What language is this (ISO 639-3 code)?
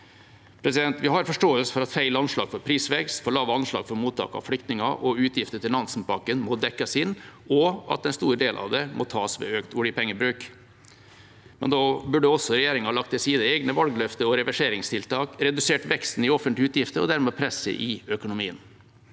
nor